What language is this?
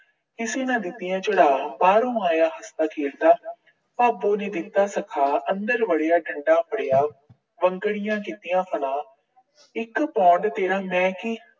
Punjabi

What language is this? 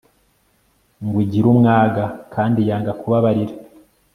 Kinyarwanda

